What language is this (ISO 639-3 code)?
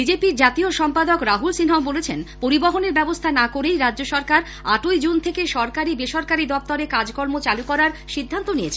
ben